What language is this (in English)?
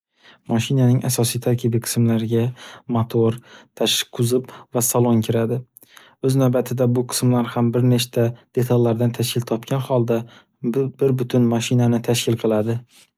Uzbek